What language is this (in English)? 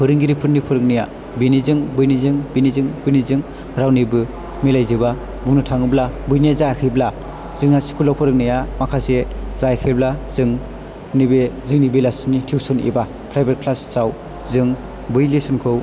Bodo